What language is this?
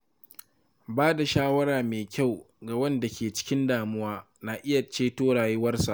Hausa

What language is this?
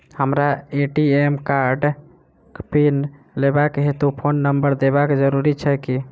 Maithili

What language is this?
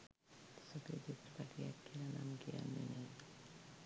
Sinhala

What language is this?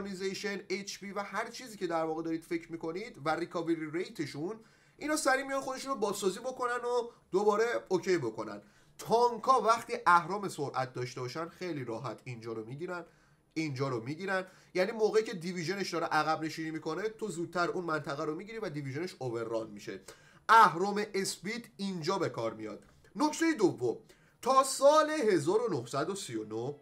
Persian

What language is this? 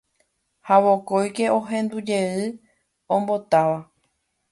Guarani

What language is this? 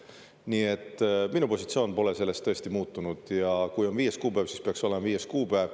Estonian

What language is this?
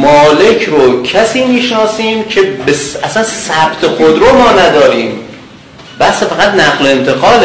Persian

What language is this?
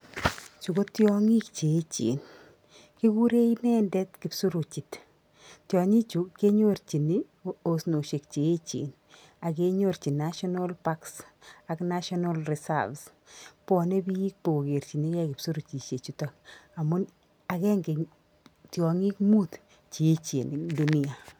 Kalenjin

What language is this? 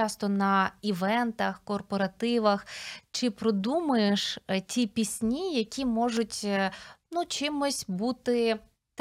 Ukrainian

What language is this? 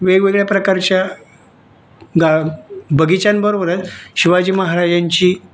Marathi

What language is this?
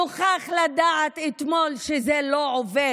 Hebrew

